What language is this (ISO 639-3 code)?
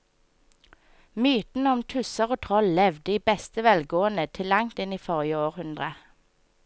nor